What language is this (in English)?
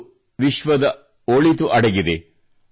Kannada